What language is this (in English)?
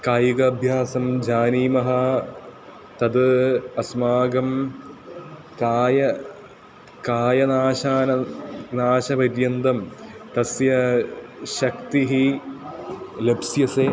Sanskrit